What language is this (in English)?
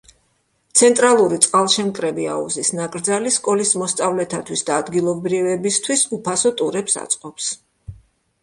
Georgian